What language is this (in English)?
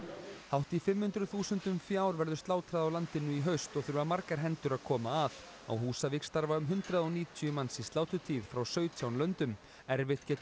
Icelandic